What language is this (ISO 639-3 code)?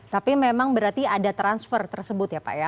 ind